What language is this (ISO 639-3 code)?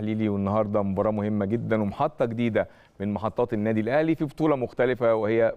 ara